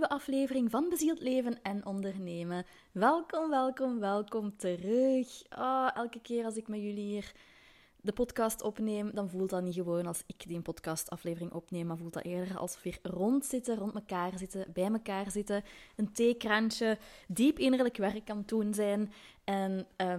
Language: Dutch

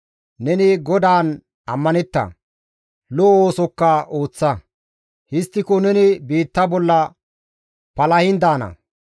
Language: Gamo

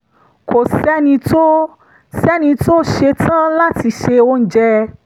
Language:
Yoruba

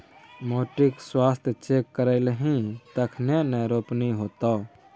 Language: Maithili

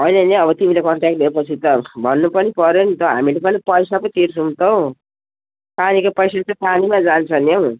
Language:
Nepali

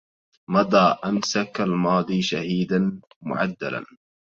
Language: Arabic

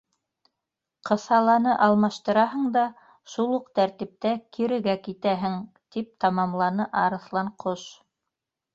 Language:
Bashkir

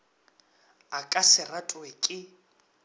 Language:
Northern Sotho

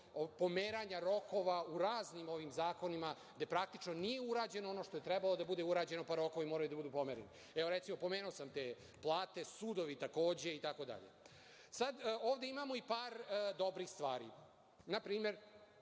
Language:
Serbian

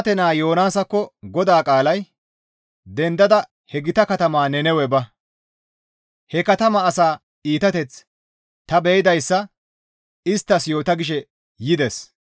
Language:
Gamo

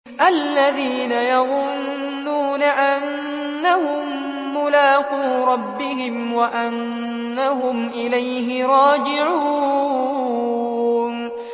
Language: Arabic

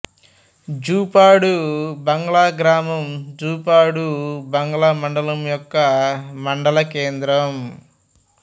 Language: Telugu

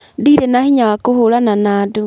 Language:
Kikuyu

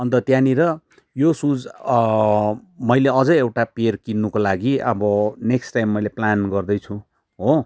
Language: Nepali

